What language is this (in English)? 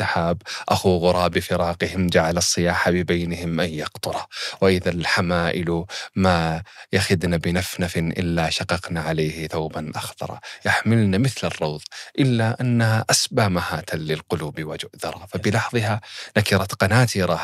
Arabic